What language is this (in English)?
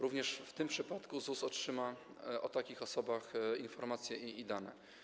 Polish